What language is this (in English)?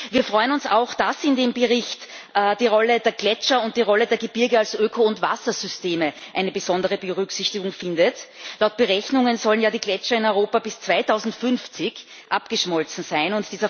German